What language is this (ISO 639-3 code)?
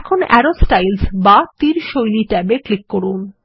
ben